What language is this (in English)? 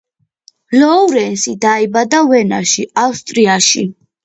Georgian